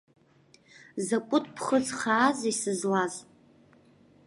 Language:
Abkhazian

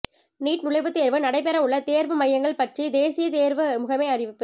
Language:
Tamil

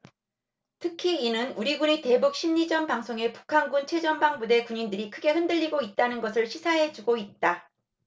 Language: Korean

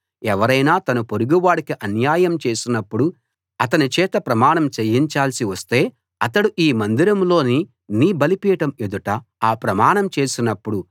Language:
Telugu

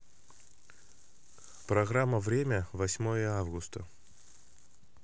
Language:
Russian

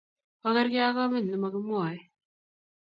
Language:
Kalenjin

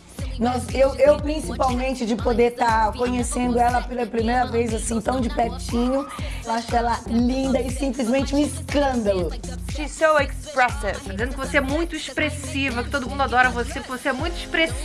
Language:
Portuguese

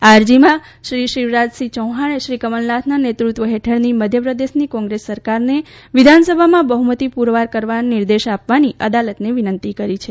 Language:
Gujarati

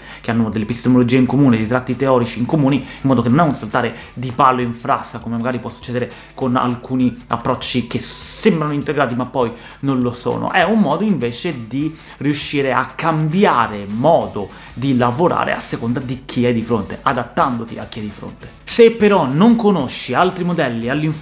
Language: Italian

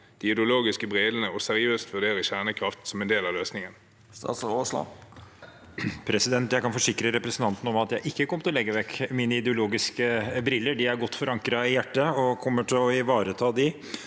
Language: Norwegian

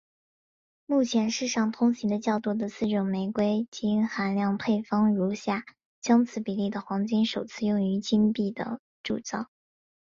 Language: Chinese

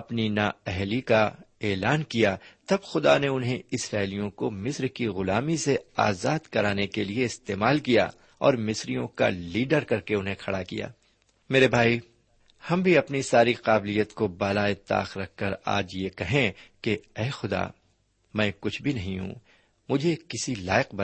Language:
Urdu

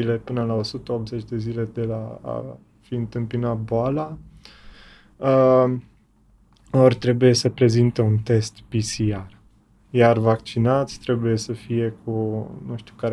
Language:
Romanian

